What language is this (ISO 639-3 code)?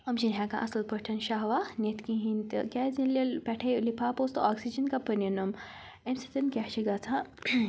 kas